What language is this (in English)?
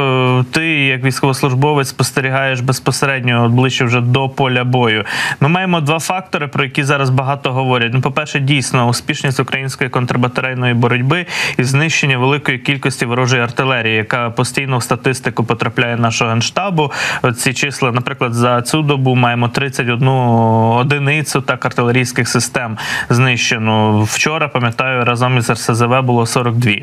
Ukrainian